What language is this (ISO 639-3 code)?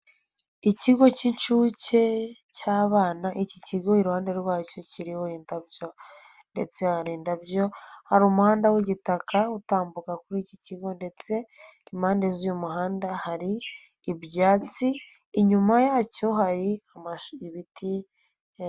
kin